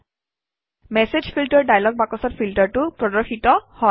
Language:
Assamese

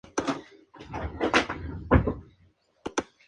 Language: Spanish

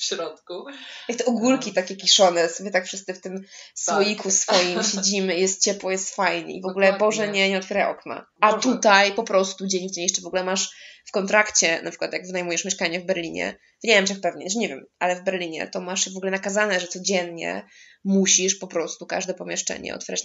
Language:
Polish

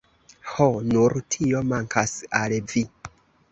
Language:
Esperanto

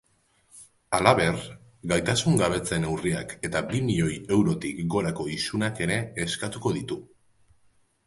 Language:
Basque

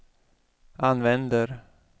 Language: Swedish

